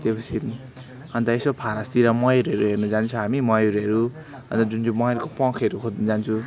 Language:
Nepali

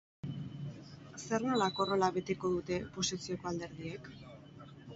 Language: Basque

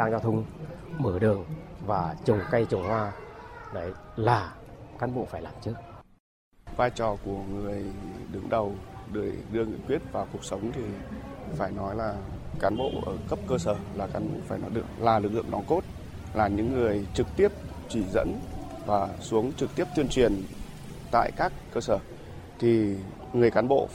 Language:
Vietnamese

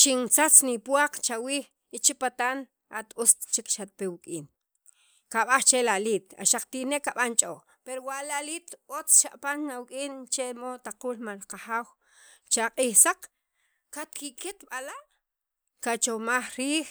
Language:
Sacapulteco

